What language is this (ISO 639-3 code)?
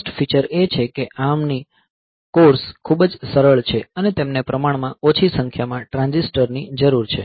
guj